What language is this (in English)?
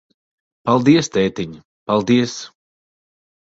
Latvian